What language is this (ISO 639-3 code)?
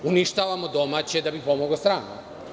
srp